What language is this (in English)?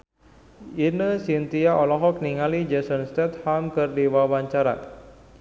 Sundanese